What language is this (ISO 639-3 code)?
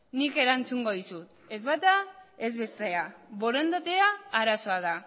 eus